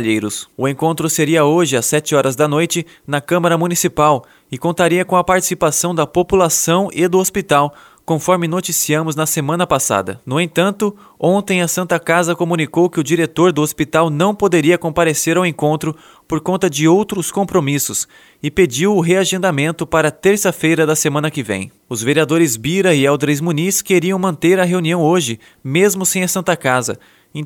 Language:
Portuguese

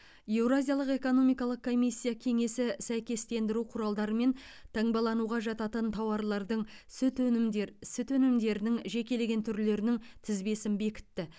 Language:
Kazakh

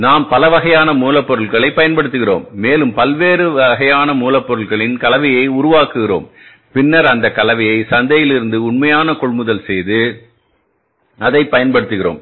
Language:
Tamil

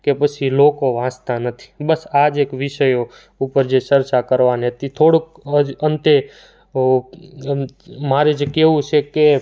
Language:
Gujarati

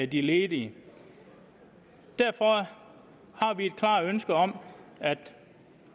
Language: Danish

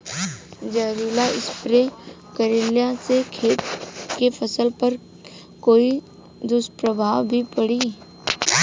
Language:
Bhojpuri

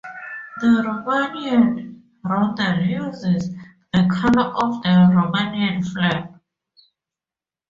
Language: English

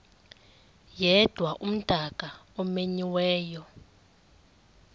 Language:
Xhosa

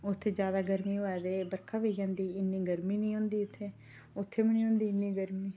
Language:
Dogri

